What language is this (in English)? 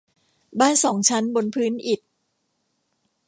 Thai